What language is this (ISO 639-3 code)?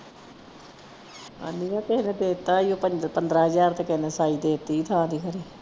pan